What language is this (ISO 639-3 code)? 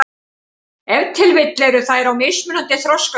isl